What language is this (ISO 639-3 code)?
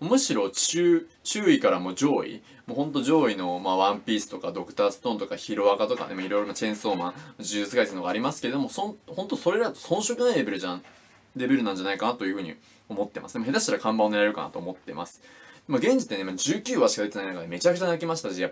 jpn